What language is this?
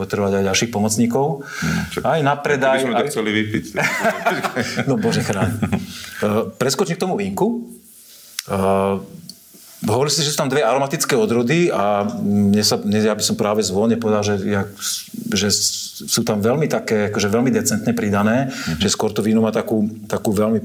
Slovak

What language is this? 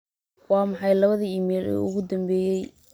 Somali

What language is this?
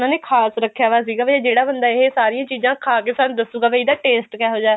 Punjabi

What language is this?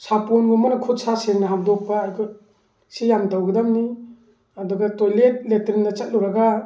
Manipuri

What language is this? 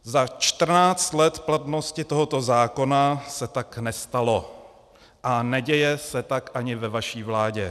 Czech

